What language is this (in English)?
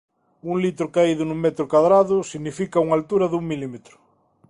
Galician